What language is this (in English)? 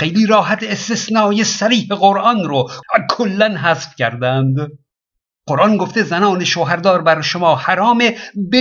Persian